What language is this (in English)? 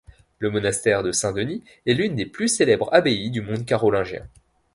French